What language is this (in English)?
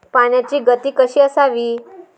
Marathi